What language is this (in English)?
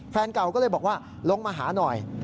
Thai